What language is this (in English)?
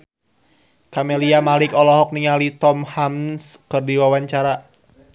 Sundanese